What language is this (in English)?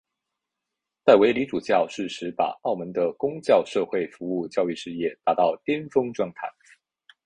Chinese